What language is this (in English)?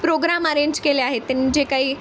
Marathi